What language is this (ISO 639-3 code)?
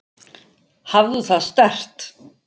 isl